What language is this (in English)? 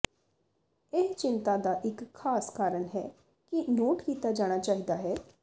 Punjabi